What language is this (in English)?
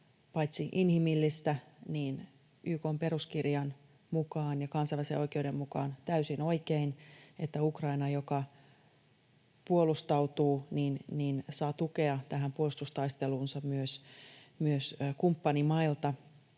Finnish